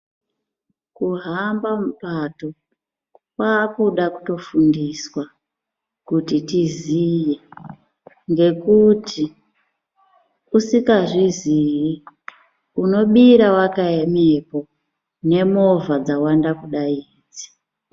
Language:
Ndau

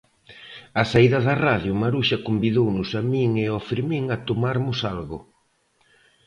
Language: Galician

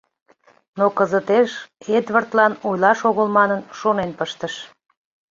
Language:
Mari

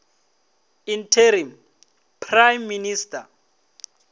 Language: Venda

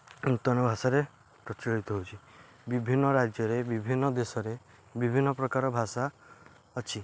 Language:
Odia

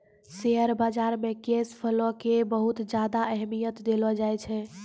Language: Maithili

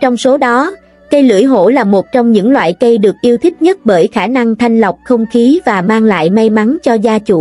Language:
Vietnamese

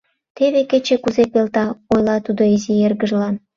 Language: Mari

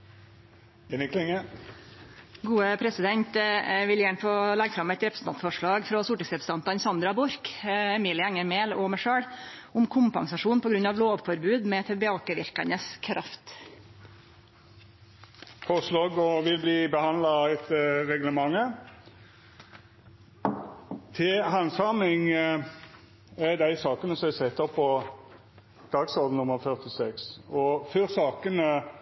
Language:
Norwegian Nynorsk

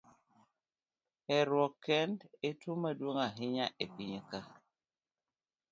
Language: Luo (Kenya and Tanzania)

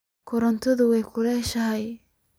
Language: Somali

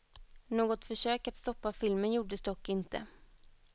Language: Swedish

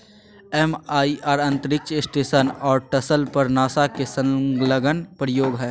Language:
Magahi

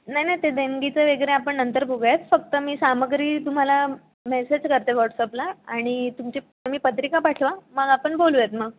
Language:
Marathi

